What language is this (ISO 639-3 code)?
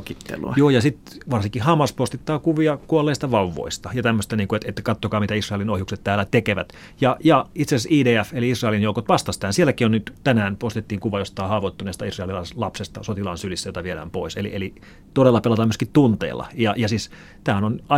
fin